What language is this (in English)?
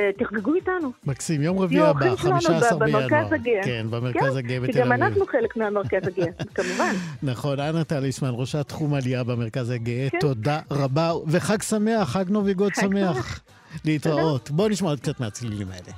Hebrew